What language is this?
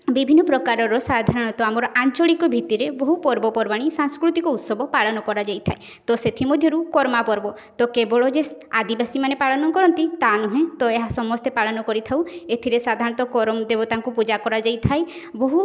Odia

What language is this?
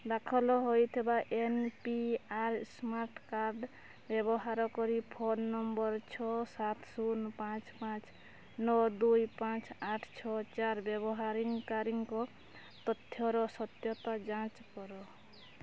Odia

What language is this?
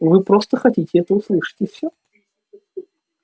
Russian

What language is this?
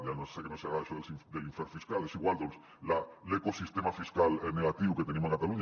Catalan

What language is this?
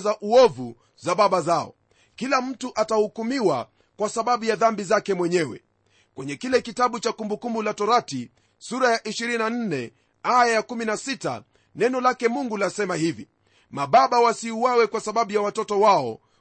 Swahili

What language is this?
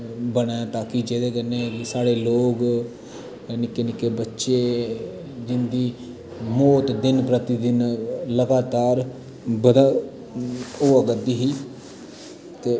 Dogri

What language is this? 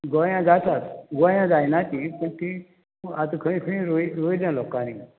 Konkani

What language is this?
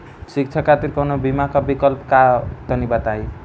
Bhojpuri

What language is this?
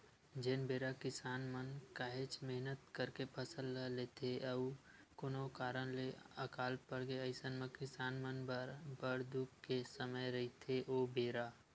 Chhattisgarhi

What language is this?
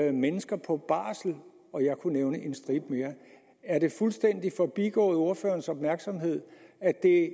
Danish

